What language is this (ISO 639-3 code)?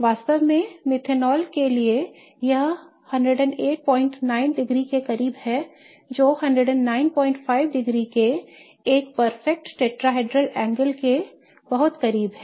hin